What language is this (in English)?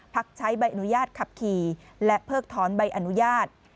Thai